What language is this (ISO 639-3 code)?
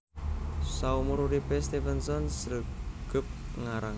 jav